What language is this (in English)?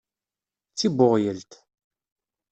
Kabyle